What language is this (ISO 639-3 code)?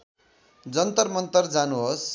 nep